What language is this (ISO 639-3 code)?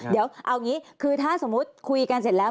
tha